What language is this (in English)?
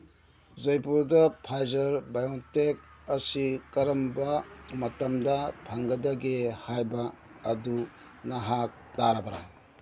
Manipuri